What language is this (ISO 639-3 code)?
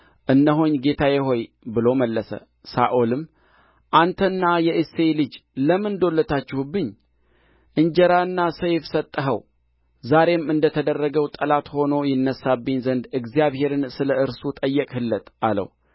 amh